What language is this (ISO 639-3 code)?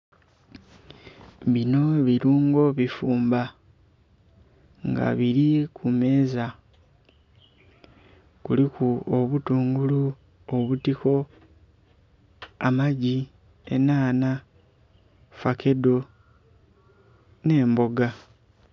xog